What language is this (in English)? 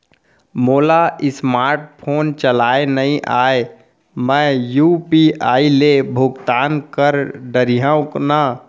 Chhattisgarhi